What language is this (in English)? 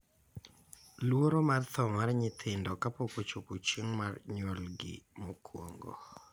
Luo (Kenya and Tanzania)